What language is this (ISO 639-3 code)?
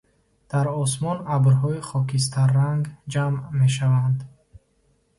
tgk